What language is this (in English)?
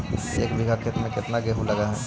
Magahi